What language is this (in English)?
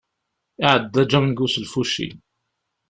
Kabyle